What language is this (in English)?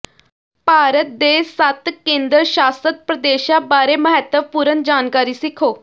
Punjabi